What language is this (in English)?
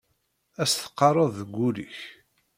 Kabyle